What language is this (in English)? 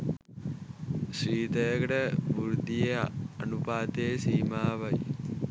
Sinhala